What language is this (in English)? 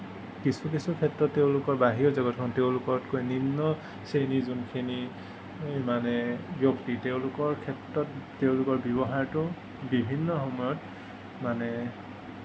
Assamese